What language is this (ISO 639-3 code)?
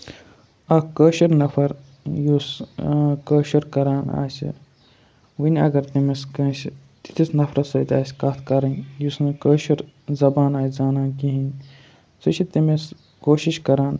kas